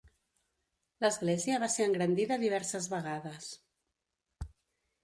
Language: Catalan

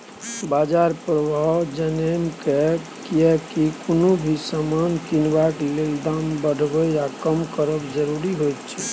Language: Maithili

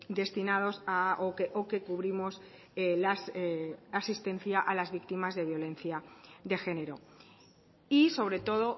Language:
Spanish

